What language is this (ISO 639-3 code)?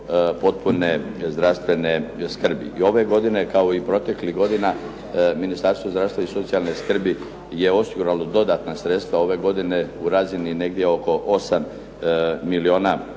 hrv